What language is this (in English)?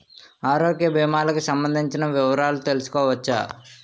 Telugu